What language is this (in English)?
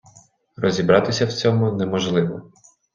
Ukrainian